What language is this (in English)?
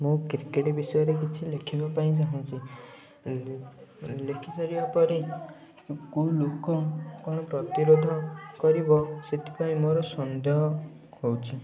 Odia